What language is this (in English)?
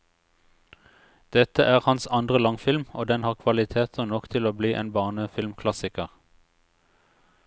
Norwegian